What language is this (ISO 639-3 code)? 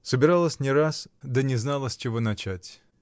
rus